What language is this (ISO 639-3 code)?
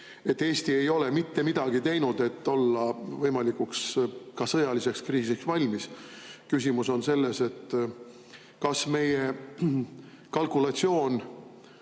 est